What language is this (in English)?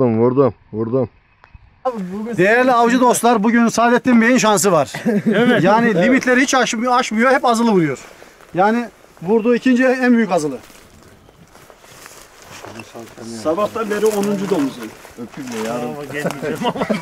Turkish